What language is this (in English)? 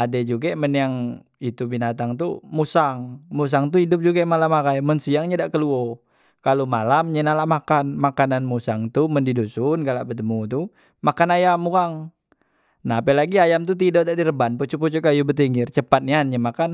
Musi